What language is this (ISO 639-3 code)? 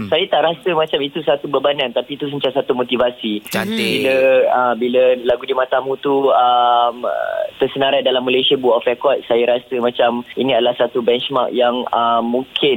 msa